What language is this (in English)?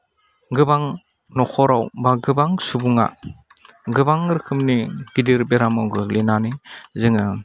Bodo